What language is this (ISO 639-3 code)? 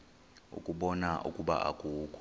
xho